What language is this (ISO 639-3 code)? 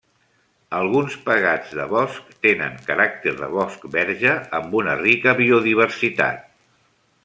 cat